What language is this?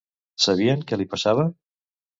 Catalan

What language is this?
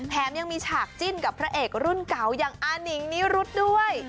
Thai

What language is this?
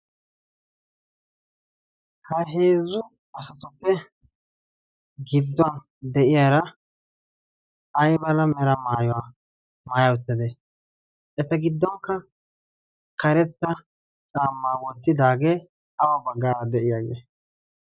Wolaytta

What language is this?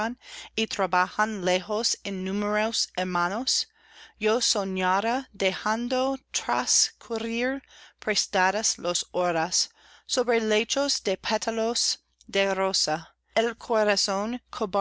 Spanish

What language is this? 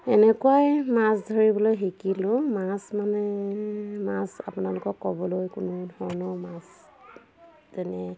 Assamese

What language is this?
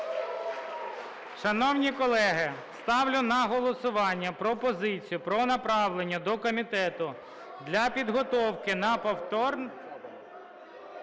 Ukrainian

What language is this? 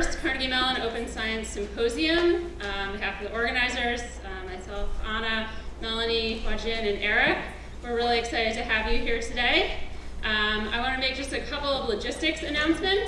English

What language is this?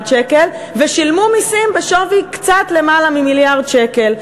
Hebrew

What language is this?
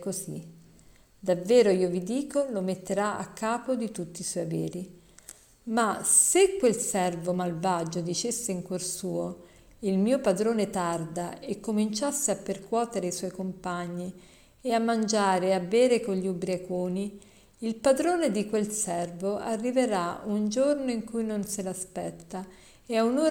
Italian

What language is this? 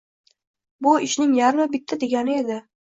Uzbek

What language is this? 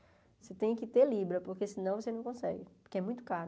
Portuguese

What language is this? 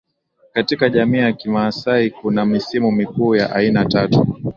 Swahili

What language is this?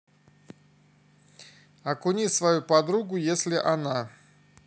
Russian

